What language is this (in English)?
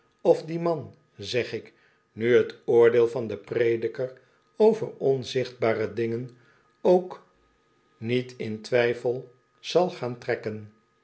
Dutch